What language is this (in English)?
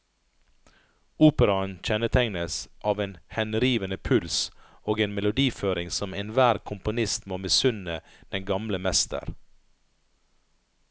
Norwegian